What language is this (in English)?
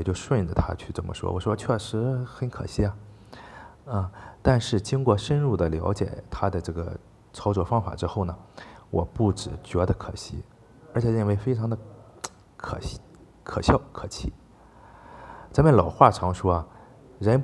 Chinese